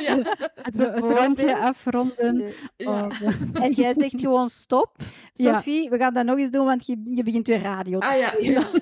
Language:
Dutch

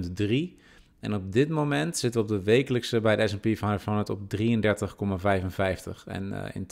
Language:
Dutch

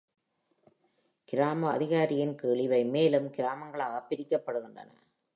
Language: Tamil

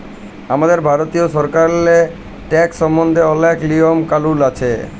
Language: Bangla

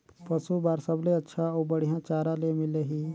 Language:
Chhattisgarhi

